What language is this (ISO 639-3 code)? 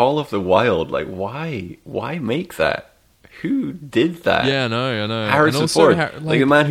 eng